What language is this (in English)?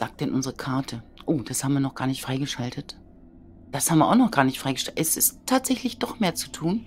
German